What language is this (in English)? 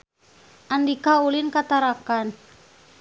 Sundanese